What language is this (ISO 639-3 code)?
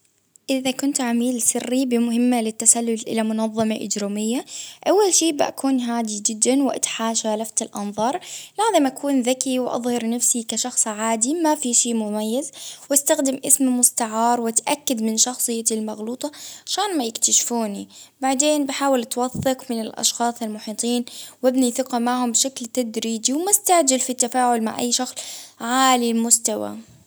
abv